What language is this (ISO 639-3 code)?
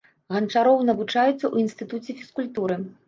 bel